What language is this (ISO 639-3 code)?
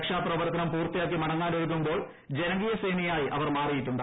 mal